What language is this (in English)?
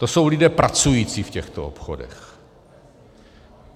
Czech